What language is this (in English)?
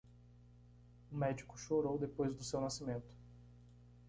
Portuguese